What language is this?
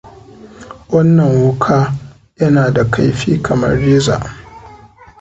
Hausa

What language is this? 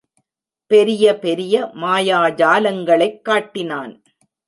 Tamil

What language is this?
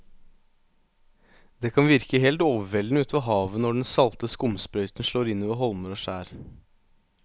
Norwegian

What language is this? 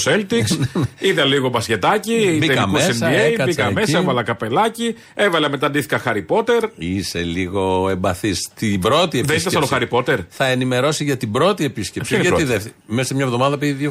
Greek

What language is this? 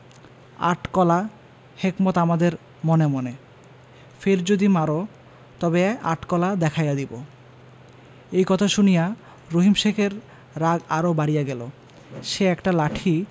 Bangla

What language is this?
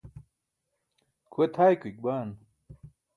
Burushaski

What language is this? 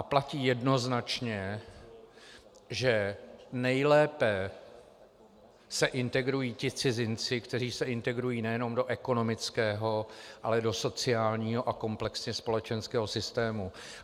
Czech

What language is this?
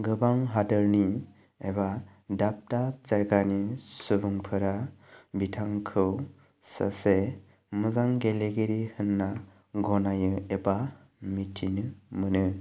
Bodo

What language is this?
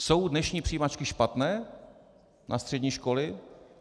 Czech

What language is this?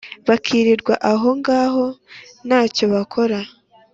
Kinyarwanda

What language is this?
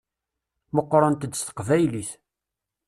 Kabyle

